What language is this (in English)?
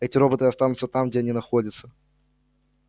Russian